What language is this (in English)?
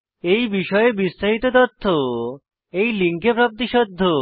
Bangla